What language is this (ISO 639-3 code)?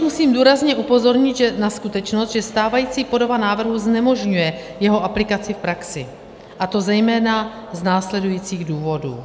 ces